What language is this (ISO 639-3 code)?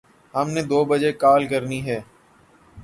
urd